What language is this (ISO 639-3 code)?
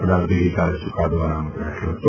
guj